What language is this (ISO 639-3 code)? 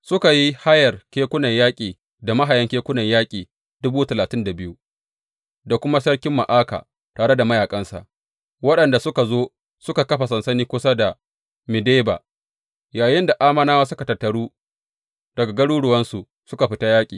hau